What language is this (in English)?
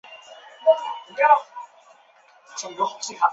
Chinese